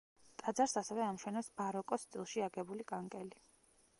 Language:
Georgian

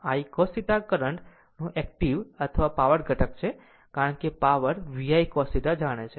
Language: Gujarati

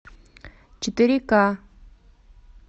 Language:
Russian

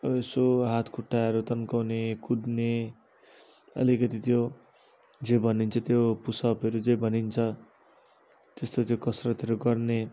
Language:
Nepali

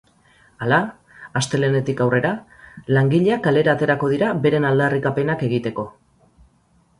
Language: Basque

